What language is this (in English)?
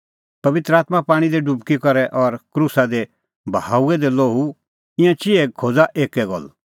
Kullu Pahari